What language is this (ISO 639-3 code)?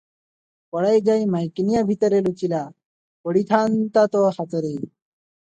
ori